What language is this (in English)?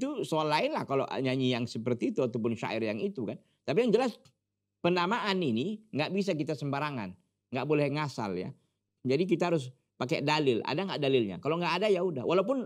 Indonesian